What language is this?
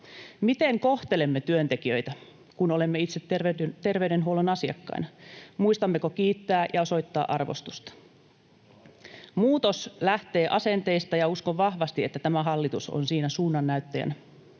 Finnish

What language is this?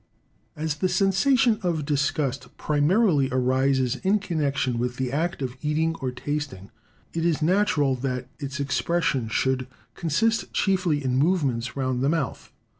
English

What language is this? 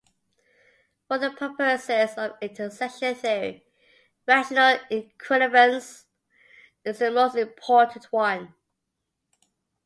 English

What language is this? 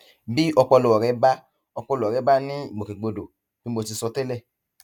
Yoruba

